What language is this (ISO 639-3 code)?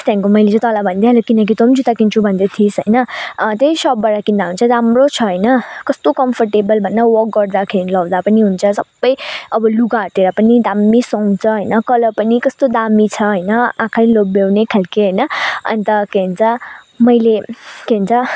nep